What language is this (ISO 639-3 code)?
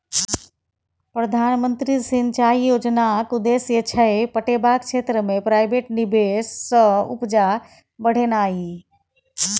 mai